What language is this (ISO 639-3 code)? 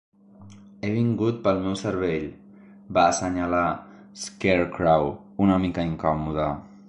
cat